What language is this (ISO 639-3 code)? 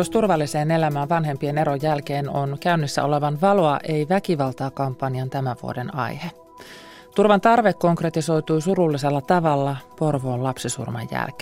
fin